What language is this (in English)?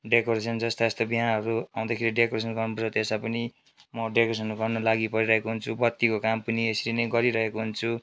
Nepali